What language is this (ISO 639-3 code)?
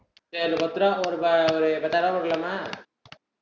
tam